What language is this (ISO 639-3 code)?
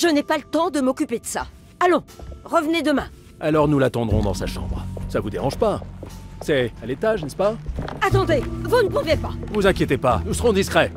fra